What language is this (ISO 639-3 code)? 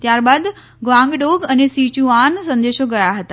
guj